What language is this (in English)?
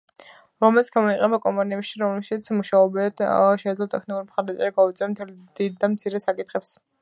Georgian